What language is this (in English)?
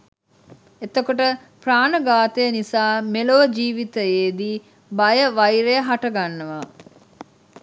Sinhala